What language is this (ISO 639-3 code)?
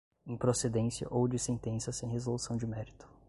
por